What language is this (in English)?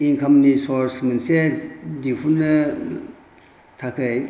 Bodo